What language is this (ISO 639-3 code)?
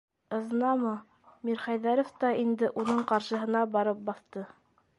bak